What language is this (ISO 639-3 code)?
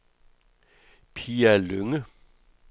dan